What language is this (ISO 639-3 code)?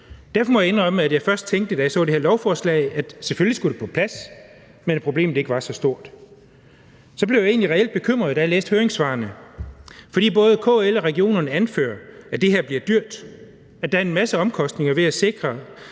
dan